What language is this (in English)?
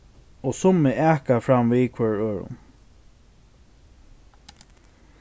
Faroese